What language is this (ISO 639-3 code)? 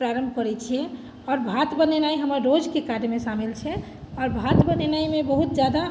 mai